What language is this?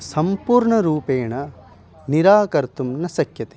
Sanskrit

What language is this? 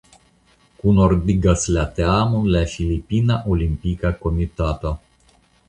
Esperanto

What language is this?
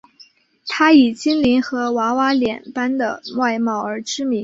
Chinese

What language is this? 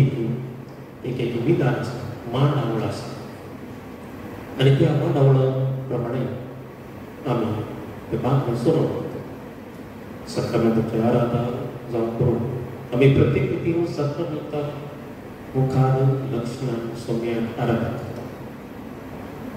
Indonesian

